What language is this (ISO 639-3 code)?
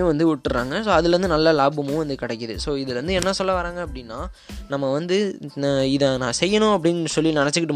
tam